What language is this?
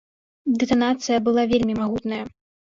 Belarusian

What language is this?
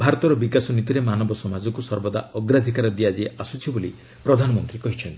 Odia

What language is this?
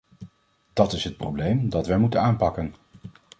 Dutch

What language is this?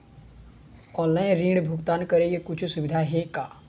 Chhattisgarhi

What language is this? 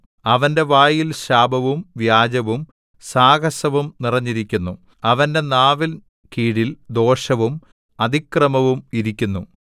Malayalam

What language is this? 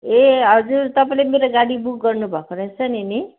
Nepali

